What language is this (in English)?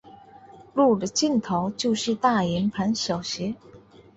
Chinese